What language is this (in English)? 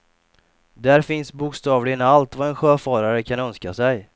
Swedish